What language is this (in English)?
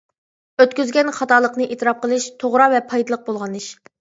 Uyghur